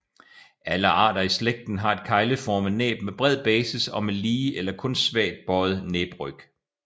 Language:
Danish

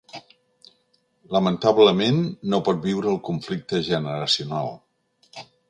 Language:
Catalan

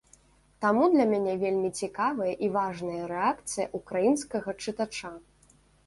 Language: Belarusian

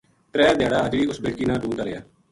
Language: Gujari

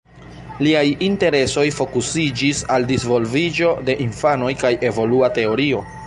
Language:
Esperanto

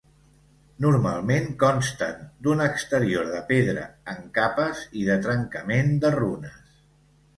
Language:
Catalan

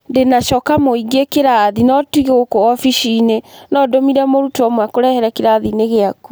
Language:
Kikuyu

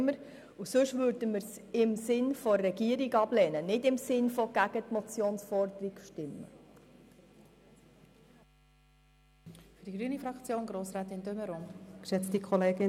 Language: Swiss German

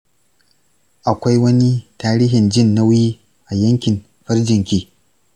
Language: Hausa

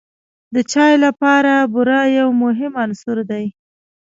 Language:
Pashto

